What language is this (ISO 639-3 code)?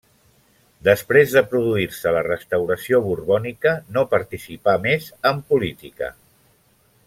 cat